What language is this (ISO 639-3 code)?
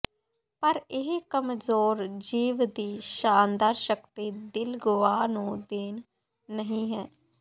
pan